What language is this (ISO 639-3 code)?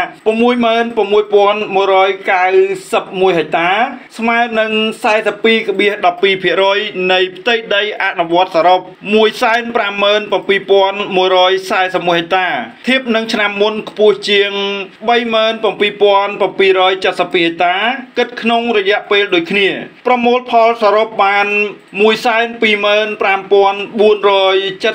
tha